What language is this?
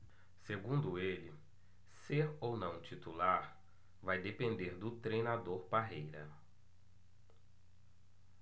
Portuguese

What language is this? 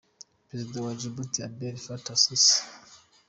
Kinyarwanda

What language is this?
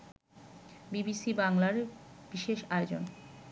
Bangla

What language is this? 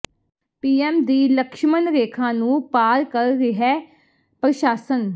Punjabi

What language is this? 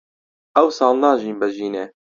Central Kurdish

